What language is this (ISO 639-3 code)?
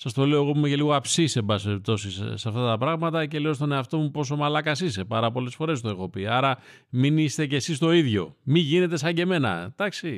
ell